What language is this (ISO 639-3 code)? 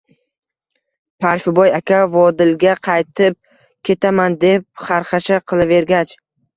uzb